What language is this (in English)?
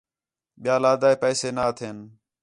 Khetrani